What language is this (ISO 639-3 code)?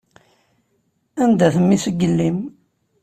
kab